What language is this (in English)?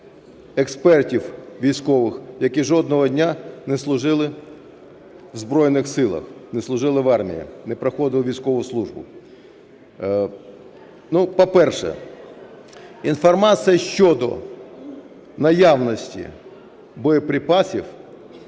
Ukrainian